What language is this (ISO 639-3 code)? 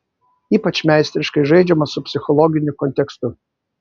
lit